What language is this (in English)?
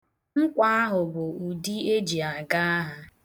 Igbo